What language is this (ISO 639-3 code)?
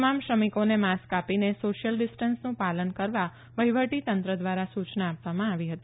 guj